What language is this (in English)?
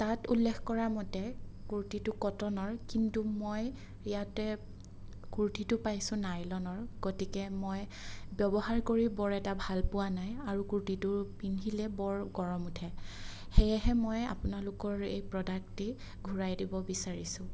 Assamese